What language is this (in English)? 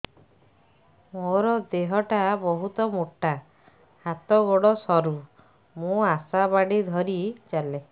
Odia